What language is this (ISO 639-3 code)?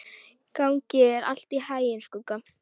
isl